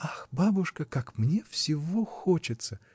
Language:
Russian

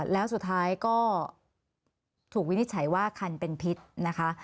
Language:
Thai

